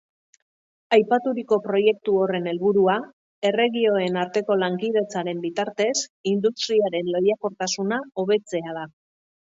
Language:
Basque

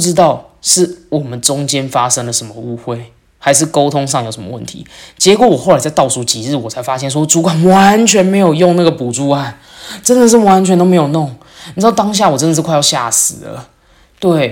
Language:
Chinese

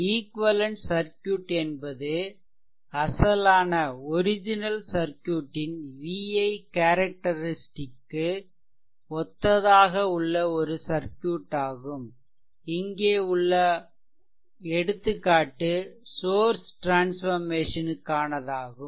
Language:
Tamil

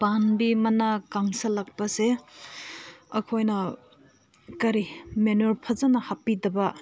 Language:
Manipuri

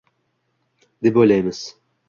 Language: Uzbek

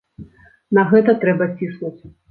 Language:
Belarusian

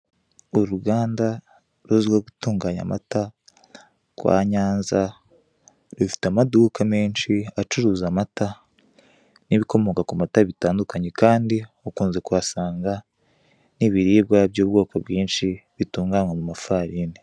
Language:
Kinyarwanda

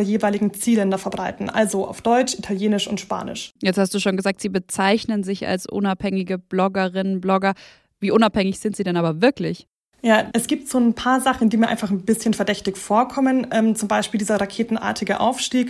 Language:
German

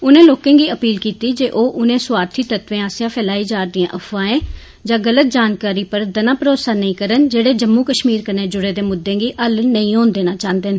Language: Dogri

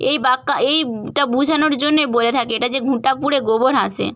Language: Bangla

